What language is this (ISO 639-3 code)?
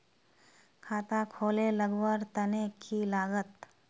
mag